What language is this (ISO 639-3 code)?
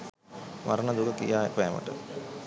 sin